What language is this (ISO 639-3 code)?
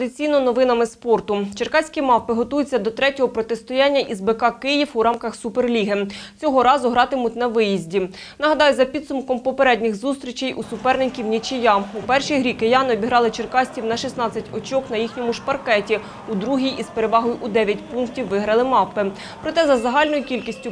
ukr